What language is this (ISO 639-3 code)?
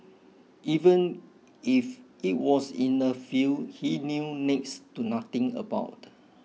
eng